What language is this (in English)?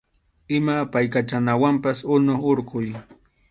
Arequipa-La Unión Quechua